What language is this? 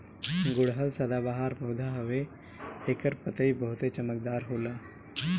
Bhojpuri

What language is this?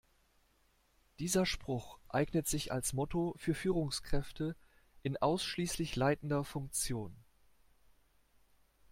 German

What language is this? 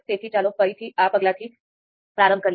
Gujarati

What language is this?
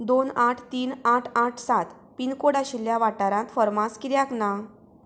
Konkani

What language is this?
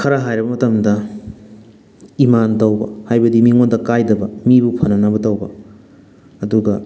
Manipuri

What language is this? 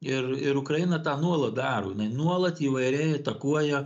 Lithuanian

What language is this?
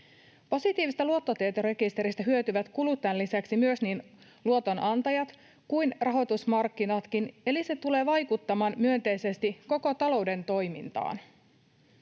Finnish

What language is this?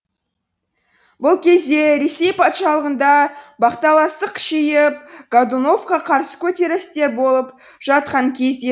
Kazakh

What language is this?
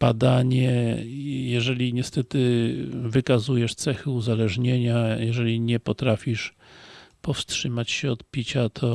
Polish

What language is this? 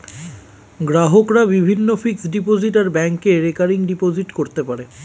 Bangla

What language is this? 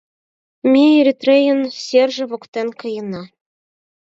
Mari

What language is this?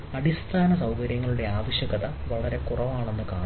Malayalam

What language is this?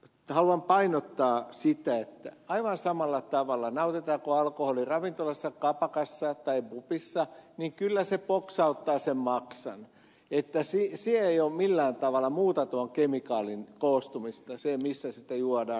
Finnish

